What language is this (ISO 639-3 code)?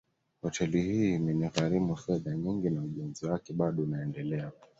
swa